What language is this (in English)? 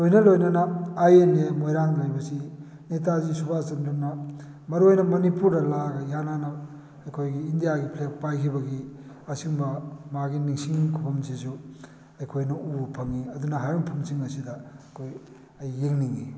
Manipuri